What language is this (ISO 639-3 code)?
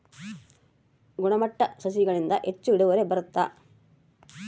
kan